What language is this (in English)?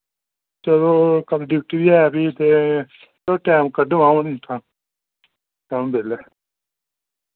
Dogri